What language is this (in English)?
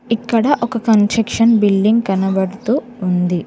Telugu